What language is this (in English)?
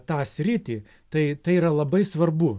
Lithuanian